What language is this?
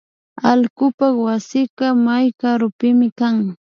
Imbabura Highland Quichua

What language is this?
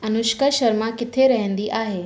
Sindhi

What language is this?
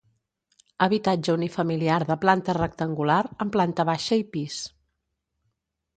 Catalan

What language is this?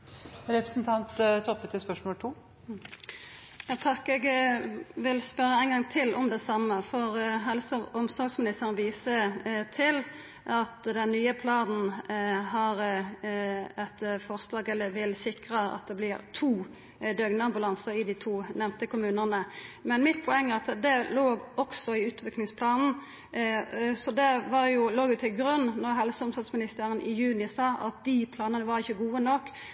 Norwegian Nynorsk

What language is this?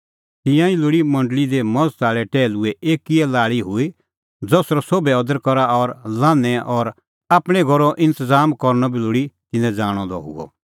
Kullu Pahari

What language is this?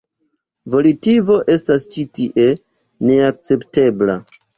Esperanto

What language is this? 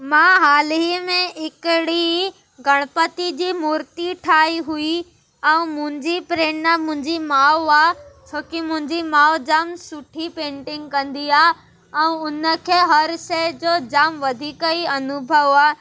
Sindhi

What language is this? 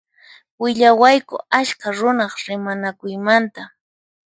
Puno Quechua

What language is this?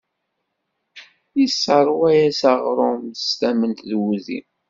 Kabyle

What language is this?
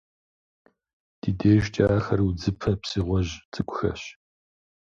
Kabardian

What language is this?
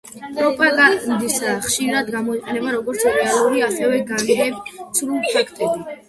Georgian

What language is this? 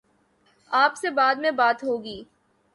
Urdu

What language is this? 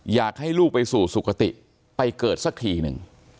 Thai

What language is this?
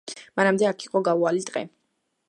Georgian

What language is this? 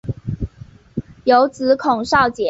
Chinese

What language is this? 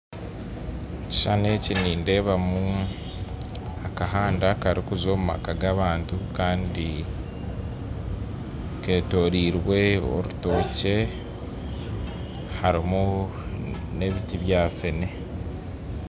Nyankole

